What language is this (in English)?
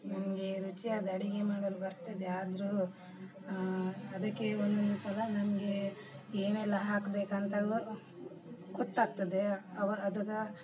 Kannada